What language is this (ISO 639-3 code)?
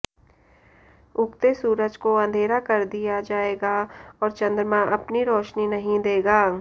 hin